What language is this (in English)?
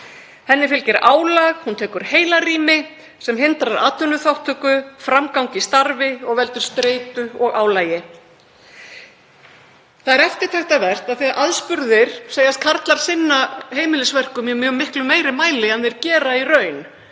Icelandic